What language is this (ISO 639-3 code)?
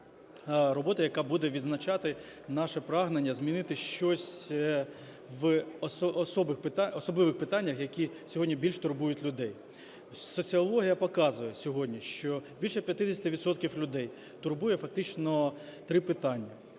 ukr